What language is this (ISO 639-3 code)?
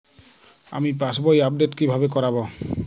ben